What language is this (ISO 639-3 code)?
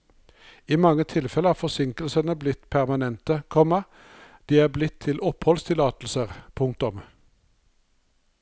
nor